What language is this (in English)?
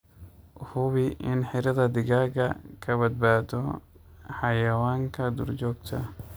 Somali